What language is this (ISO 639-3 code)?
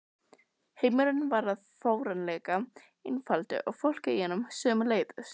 isl